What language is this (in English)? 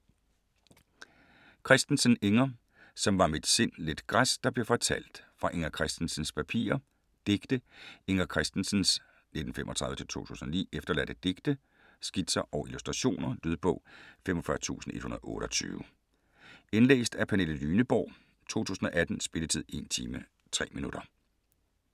Danish